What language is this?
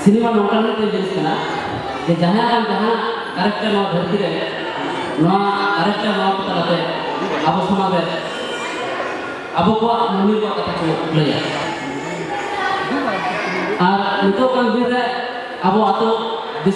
Indonesian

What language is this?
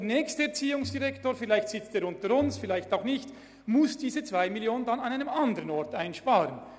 Swiss German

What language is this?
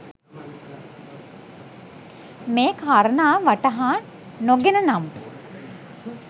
Sinhala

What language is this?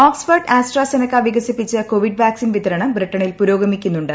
Malayalam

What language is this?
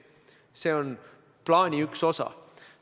Estonian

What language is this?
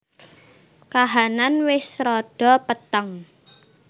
Javanese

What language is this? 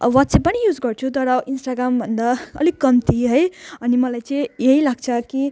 Nepali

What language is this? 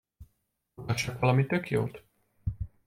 Hungarian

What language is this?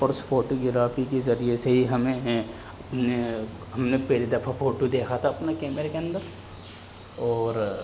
Urdu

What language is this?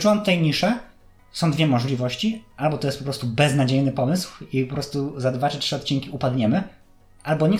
Polish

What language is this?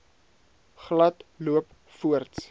Afrikaans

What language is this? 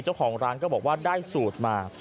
Thai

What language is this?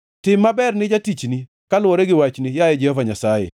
Luo (Kenya and Tanzania)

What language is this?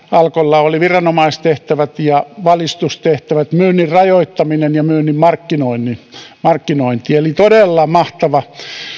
Finnish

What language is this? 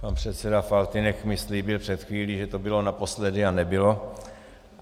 Czech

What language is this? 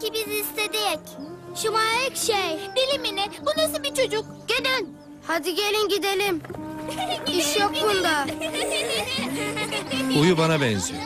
Turkish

